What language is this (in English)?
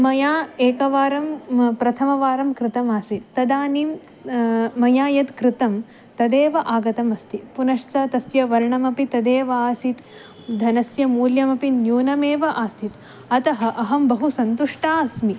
Sanskrit